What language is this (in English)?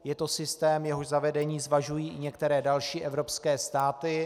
Czech